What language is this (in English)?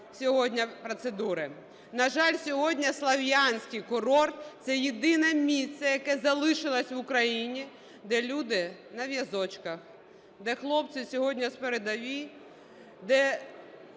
Ukrainian